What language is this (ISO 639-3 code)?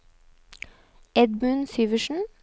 nor